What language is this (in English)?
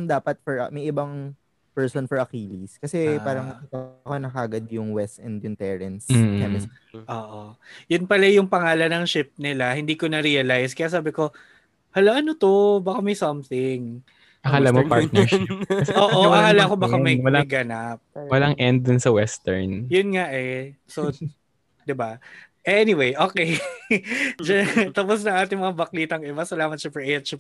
Filipino